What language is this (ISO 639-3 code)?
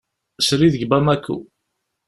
kab